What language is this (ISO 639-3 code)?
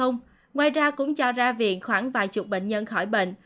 vie